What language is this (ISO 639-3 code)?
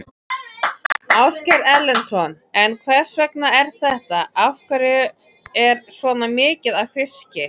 isl